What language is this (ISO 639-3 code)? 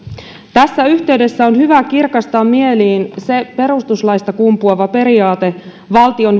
fin